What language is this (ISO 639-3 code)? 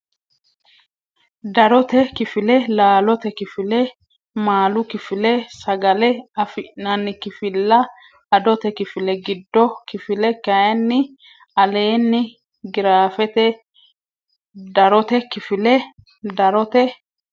sid